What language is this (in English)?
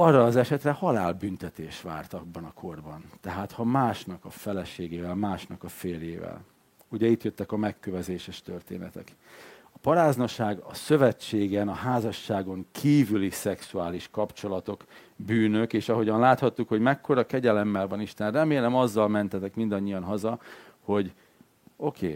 Hungarian